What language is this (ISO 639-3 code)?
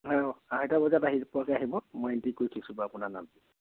asm